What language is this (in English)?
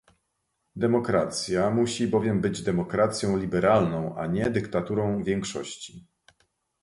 Polish